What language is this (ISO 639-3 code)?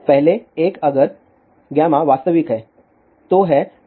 hin